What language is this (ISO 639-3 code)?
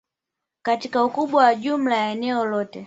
swa